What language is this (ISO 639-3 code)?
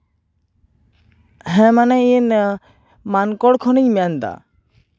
sat